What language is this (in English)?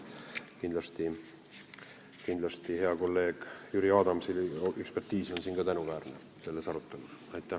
Estonian